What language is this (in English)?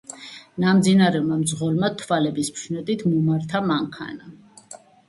Georgian